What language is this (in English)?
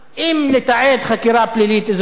Hebrew